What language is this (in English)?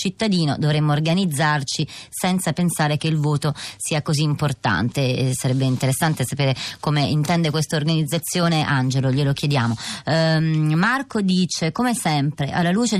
Italian